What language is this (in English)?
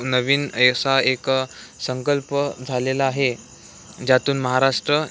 Marathi